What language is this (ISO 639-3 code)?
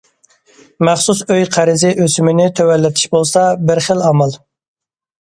uig